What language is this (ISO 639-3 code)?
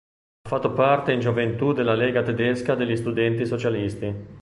ita